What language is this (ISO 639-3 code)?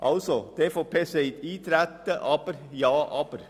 gsw